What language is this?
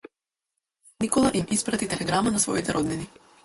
Macedonian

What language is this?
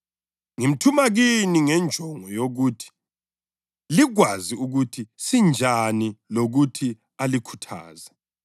North Ndebele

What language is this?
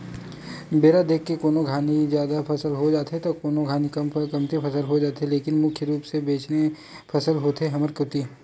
Chhattisgarhi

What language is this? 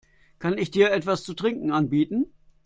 German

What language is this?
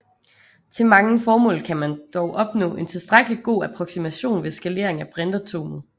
Danish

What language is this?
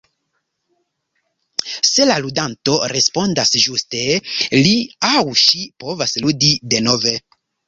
Esperanto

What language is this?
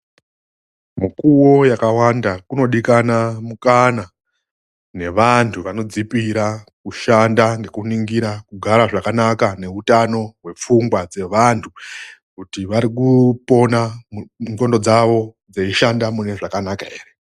Ndau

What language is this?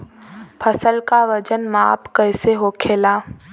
Bhojpuri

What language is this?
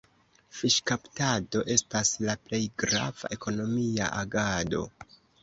Esperanto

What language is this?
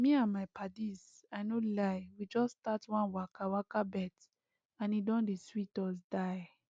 Nigerian Pidgin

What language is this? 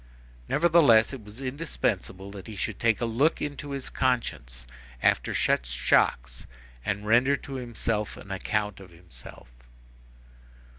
English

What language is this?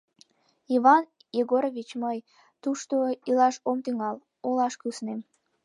Mari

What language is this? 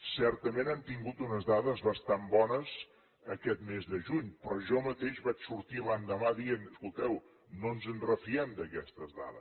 Catalan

